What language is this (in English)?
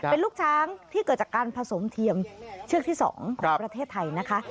Thai